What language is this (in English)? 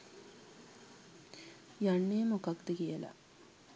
Sinhala